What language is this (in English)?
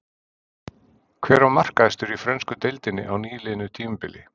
Icelandic